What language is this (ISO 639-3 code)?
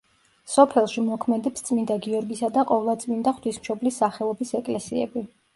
kat